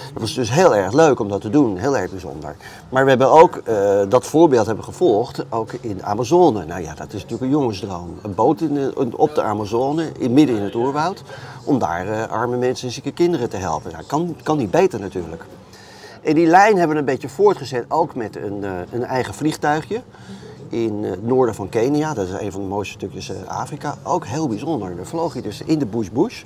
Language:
Dutch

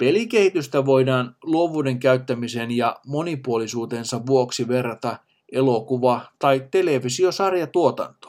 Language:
Finnish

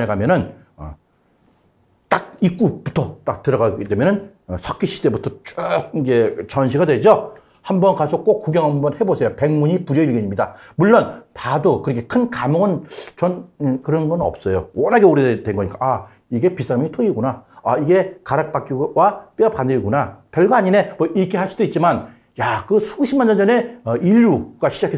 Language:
Korean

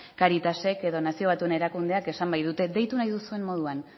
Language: Basque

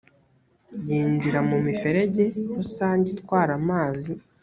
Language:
Kinyarwanda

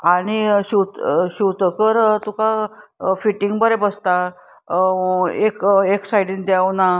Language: Konkani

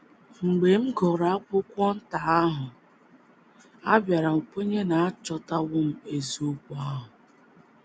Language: Igbo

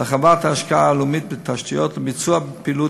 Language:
Hebrew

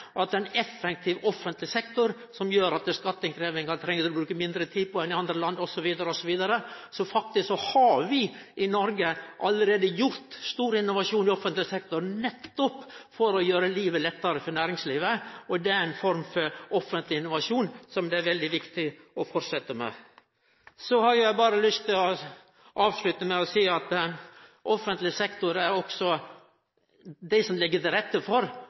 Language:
Norwegian Nynorsk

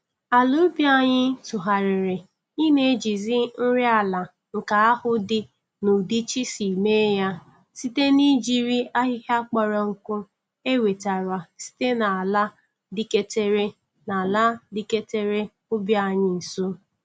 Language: Igbo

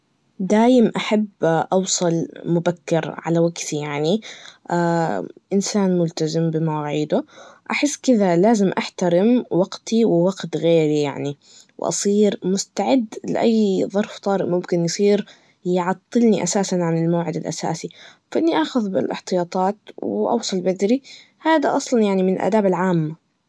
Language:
Najdi Arabic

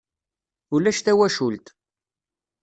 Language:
Kabyle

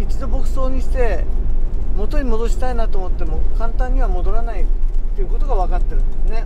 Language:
Japanese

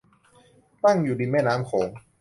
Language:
Thai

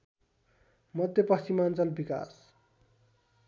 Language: Nepali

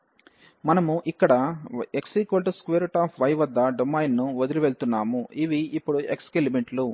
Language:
Telugu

